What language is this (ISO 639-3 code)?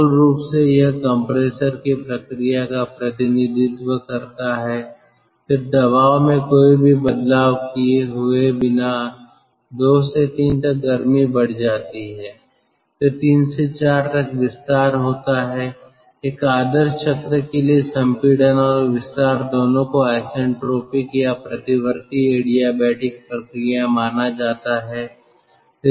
hin